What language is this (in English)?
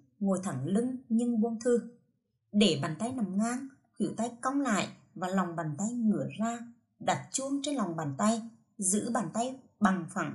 Vietnamese